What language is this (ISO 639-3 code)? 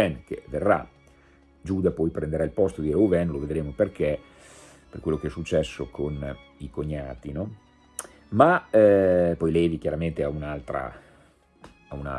ita